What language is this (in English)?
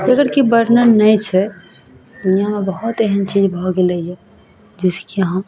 Maithili